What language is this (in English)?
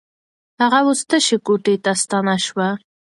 Pashto